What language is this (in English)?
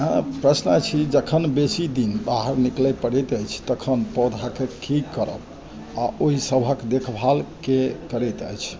Maithili